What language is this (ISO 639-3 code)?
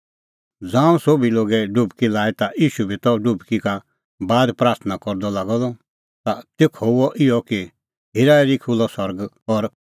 kfx